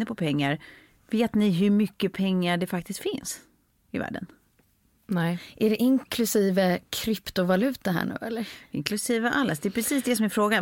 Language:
Swedish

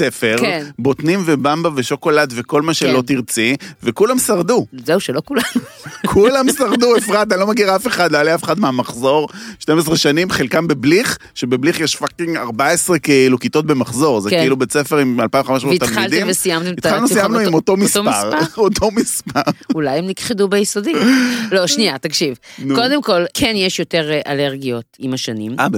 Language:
Hebrew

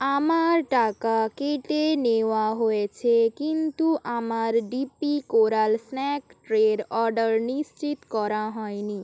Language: Bangla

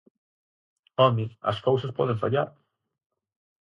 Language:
Galician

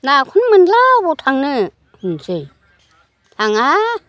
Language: Bodo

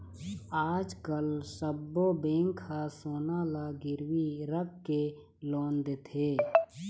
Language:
Chhattisgarhi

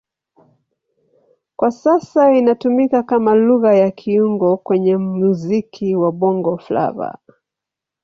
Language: Swahili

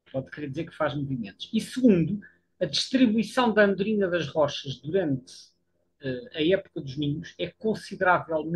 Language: Portuguese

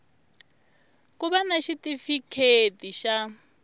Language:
Tsonga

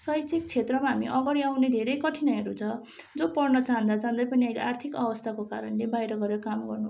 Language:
Nepali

